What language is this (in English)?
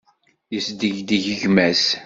Kabyle